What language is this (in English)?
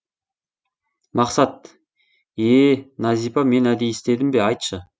Kazakh